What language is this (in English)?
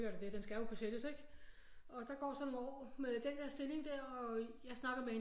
Danish